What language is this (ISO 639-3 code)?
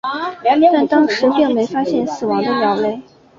zho